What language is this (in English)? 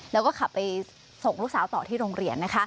Thai